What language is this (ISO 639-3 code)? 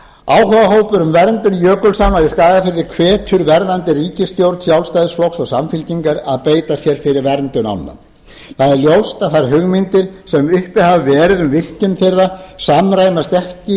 isl